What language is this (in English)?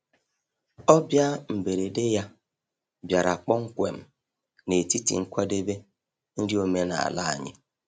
Igbo